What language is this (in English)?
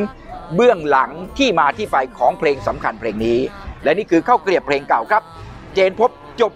Thai